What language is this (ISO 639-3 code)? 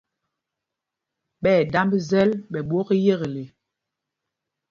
mgg